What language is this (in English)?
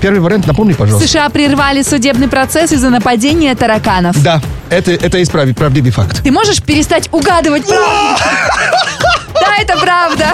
Russian